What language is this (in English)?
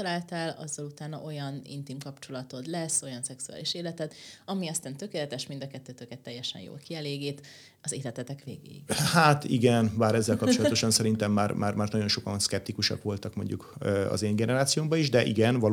Hungarian